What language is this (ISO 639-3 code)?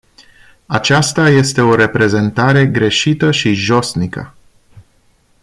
ron